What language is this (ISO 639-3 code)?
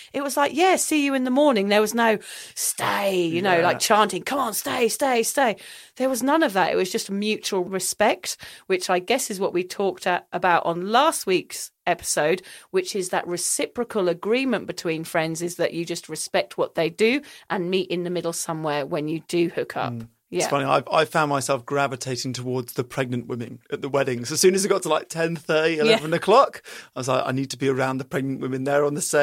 eng